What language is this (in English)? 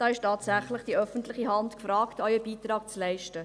Swiss German